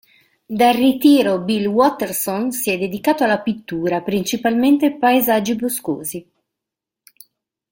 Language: Italian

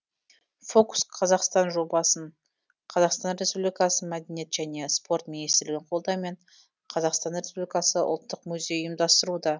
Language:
Kazakh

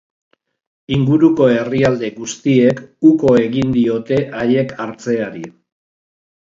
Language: Basque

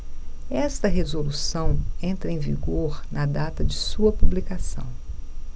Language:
Portuguese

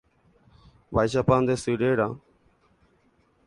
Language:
Guarani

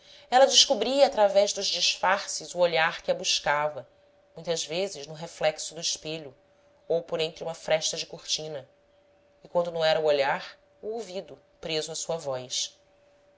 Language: Portuguese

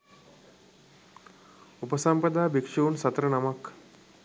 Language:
Sinhala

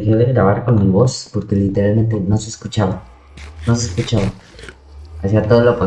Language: Spanish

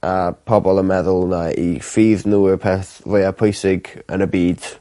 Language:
Welsh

